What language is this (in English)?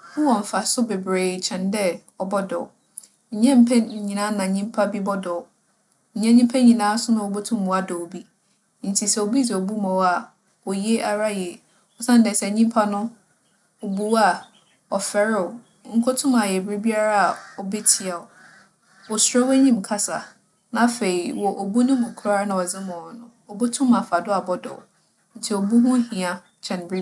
Akan